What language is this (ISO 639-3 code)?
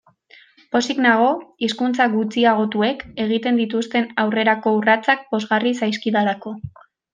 eus